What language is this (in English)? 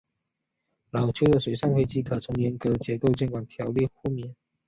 Chinese